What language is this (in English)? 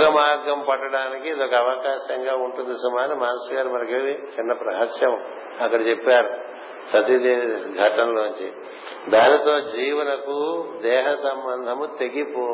Telugu